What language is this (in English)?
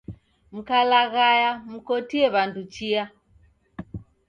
Taita